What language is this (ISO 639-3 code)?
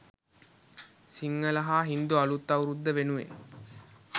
sin